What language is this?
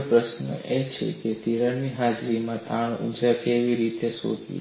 Gujarati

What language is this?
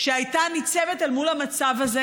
Hebrew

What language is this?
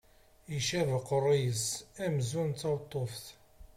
Kabyle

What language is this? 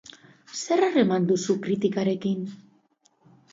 Basque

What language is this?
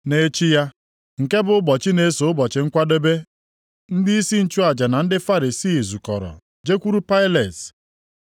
Igbo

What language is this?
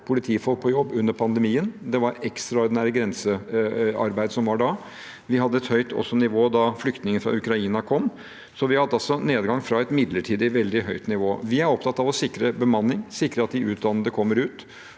Norwegian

